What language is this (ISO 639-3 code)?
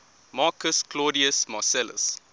eng